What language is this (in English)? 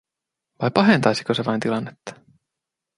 Finnish